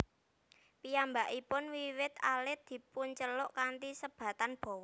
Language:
Javanese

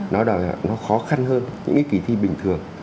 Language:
Vietnamese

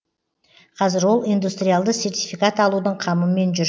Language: Kazakh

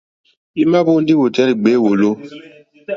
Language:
Mokpwe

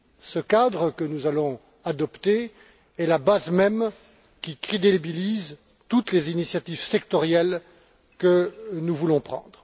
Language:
French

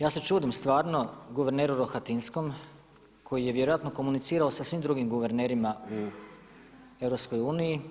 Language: Croatian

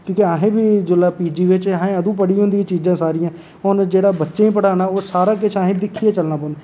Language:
Dogri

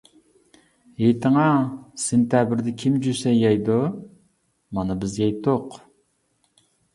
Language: Uyghur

